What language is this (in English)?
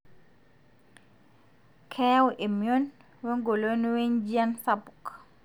Masai